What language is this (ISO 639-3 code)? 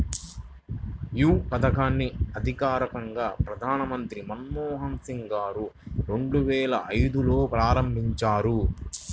tel